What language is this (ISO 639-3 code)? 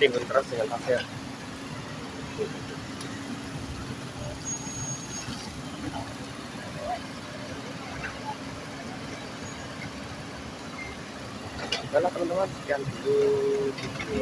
ind